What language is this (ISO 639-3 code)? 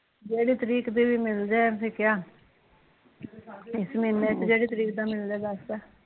pan